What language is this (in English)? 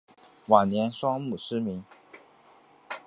Chinese